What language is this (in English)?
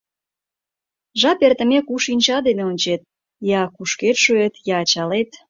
Mari